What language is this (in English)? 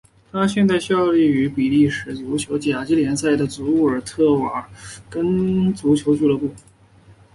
Chinese